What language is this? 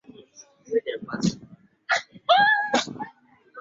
Swahili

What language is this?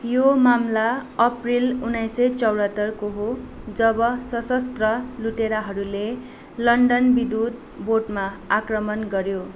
Nepali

